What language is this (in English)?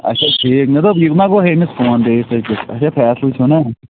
Kashmiri